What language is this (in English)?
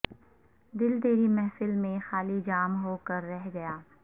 Urdu